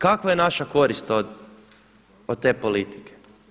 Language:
Croatian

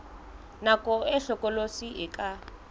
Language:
Southern Sotho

